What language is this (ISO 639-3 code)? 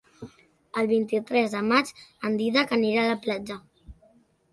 cat